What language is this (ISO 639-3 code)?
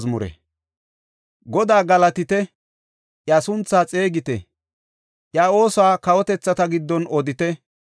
gof